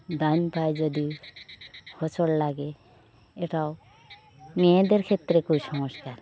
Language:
Bangla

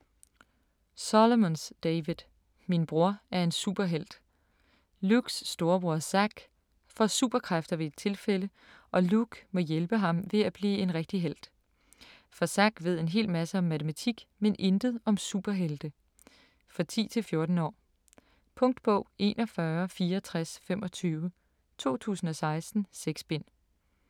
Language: Danish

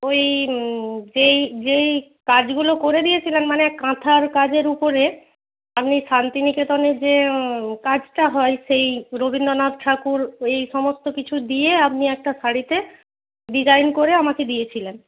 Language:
Bangla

